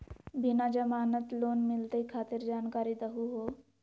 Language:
Magahi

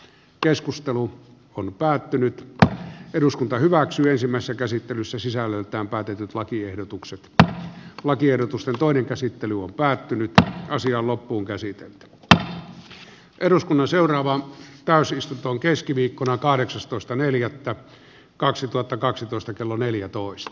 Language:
Finnish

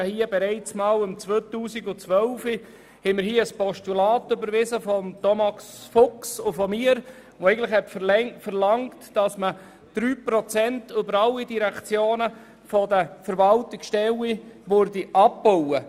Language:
Swiss German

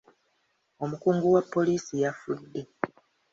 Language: Ganda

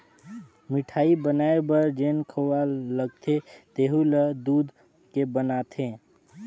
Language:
Chhattisgarhi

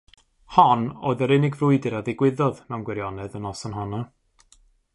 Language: Welsh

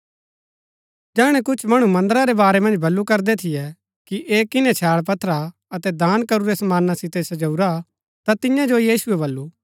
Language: Gaddi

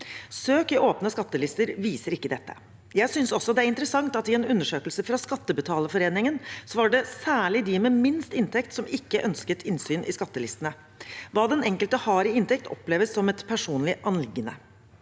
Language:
Norwegian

